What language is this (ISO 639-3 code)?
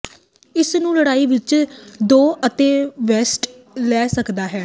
pan